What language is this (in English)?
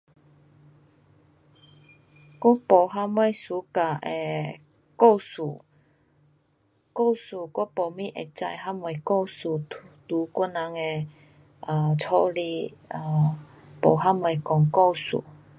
Pu-Xian Chinese